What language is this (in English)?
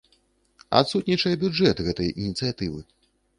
Belarusian